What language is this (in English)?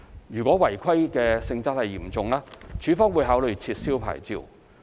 Cantonese